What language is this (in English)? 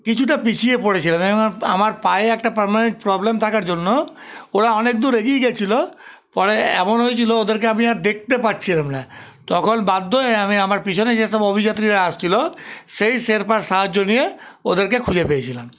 Bangla